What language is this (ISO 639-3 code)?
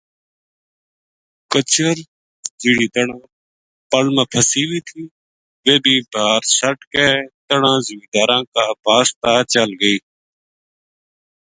gju